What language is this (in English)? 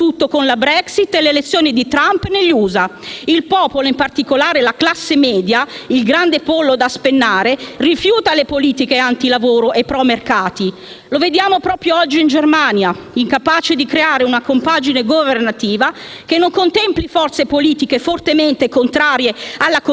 Italian